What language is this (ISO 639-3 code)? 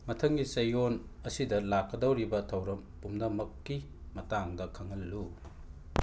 mni